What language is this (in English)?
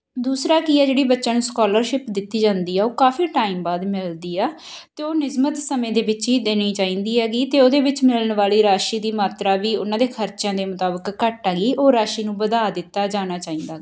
Punjabi